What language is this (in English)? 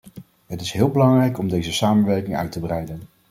Dutch